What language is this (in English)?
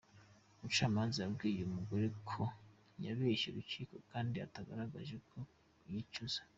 Kinyarwanda